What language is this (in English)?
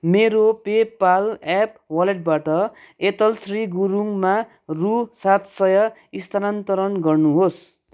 Nepali